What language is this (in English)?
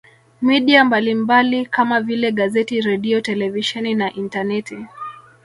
Swahili